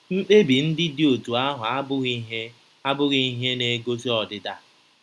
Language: Igbo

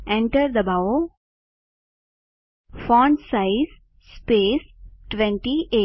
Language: Gujarati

